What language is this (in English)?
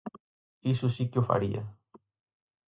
Galician